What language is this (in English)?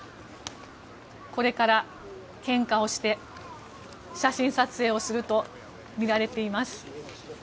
Japanese